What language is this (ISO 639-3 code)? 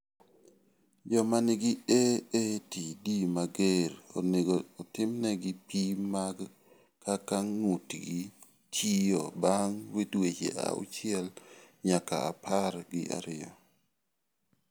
luo